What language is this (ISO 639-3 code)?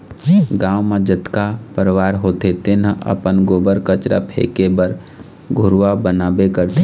hne